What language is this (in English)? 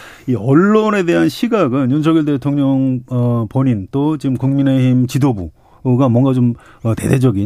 Korean